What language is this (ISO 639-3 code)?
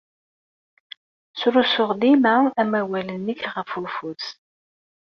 kab